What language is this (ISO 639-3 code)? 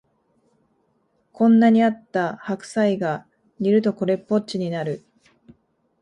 jpn